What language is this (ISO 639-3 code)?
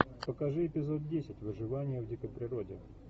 rus